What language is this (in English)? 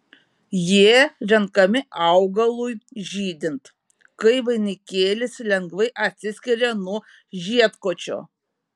Lithuanian